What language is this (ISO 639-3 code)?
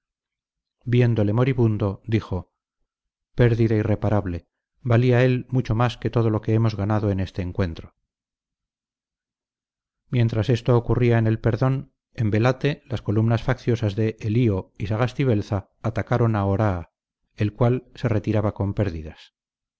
spa